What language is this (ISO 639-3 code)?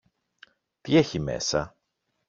ell